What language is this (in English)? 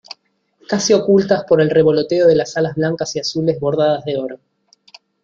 Spanish